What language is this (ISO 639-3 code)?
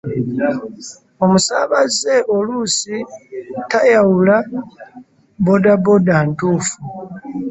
lug